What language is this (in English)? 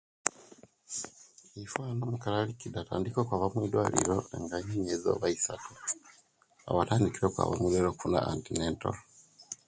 Kenyi